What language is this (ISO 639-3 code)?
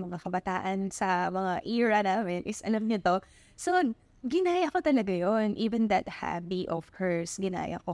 fil